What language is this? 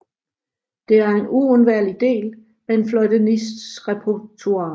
Danish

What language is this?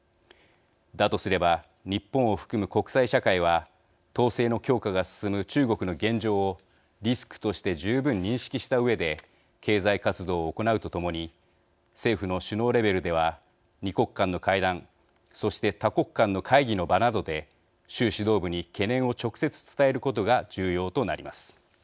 Japanese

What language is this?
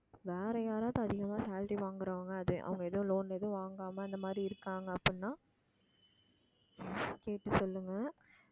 Tamil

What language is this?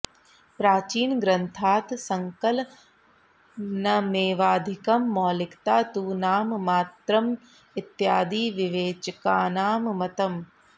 Sanskrit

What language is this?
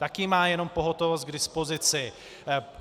Czech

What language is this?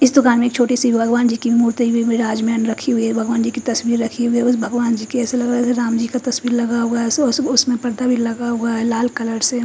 Hindi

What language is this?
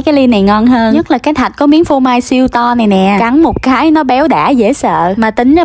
Vietnamese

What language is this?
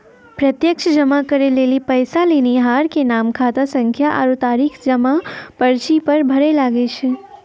Maithili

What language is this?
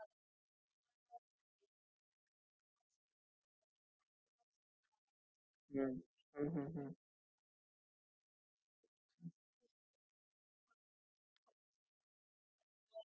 Marathi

